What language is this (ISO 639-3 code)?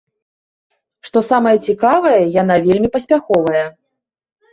bel